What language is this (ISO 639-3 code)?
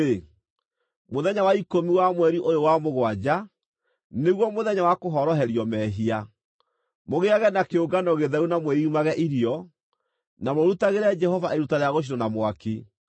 kik